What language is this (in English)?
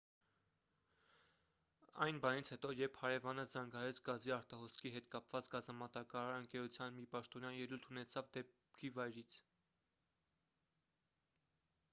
Armenian